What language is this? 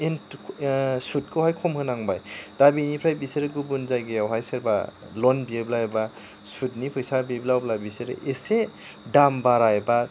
Bodo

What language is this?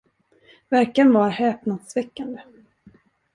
Swedish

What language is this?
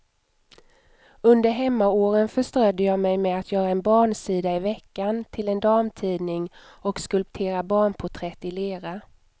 Swedish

